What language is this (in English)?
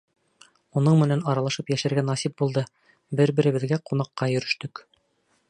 Bashkir